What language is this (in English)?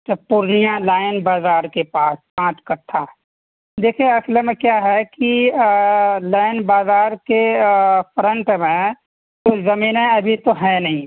Urdu